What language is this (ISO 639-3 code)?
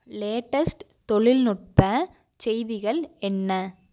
tam